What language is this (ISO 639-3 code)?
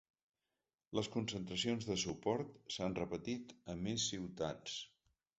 cat